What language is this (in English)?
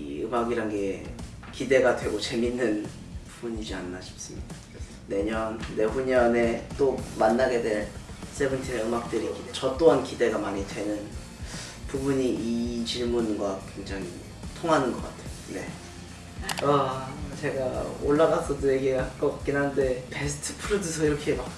Korean